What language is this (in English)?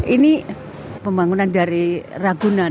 Indonesian